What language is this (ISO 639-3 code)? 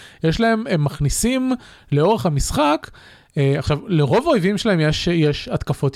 heb